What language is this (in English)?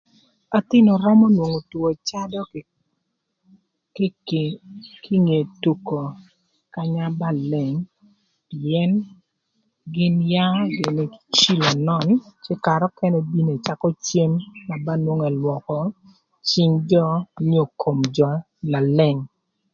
Thur